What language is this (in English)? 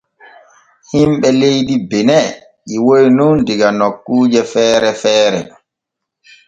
Borgu Fulfulde